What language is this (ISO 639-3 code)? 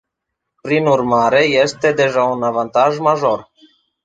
ron